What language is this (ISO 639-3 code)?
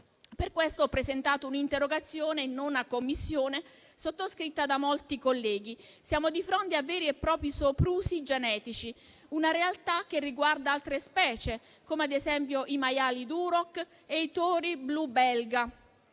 ita